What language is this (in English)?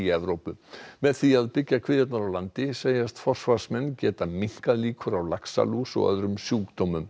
Icelandic